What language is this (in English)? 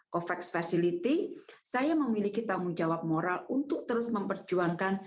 Indonesian